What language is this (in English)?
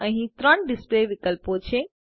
Gujarati